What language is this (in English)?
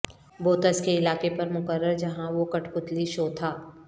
Urdu